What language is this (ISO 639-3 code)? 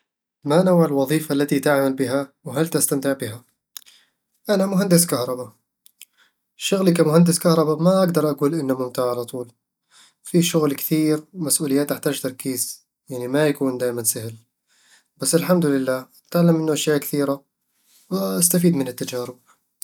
avl